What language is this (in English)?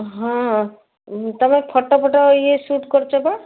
Odia